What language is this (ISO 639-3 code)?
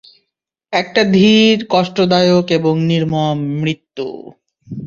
ben